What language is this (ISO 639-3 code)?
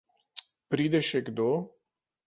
slv